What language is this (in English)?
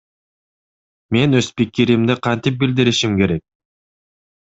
Kyrgyz